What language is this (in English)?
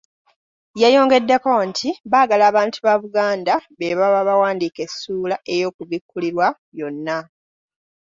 Ganda